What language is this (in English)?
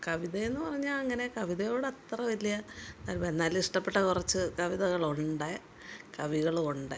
Malayalam